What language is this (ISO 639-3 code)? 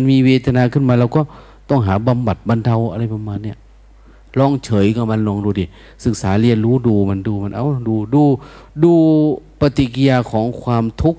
tha